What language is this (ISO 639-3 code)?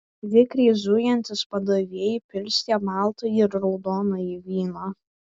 lit